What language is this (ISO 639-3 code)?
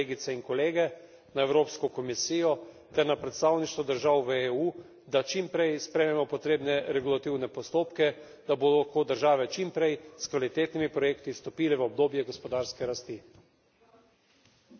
slv